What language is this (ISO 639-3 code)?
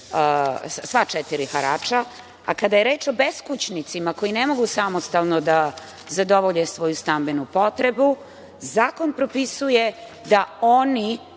srp